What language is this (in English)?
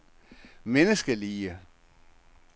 Danish